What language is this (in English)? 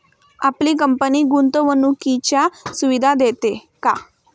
Marathi